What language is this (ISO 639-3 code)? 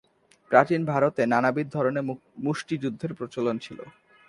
ben